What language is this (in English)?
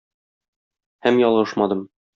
Tatar